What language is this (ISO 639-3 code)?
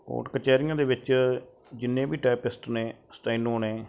pan